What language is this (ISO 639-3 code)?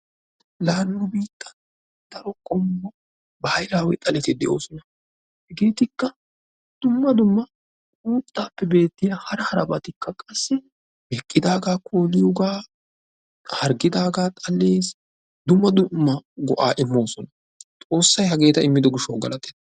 wal